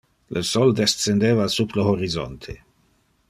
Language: Interlingua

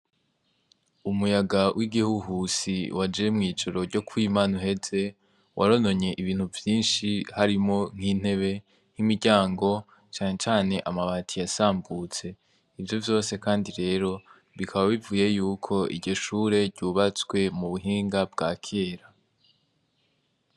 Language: Rundi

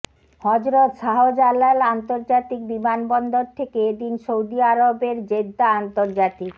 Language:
Bangla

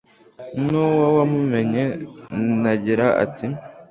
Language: Kinyarwanda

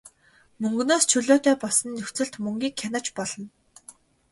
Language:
Mongolian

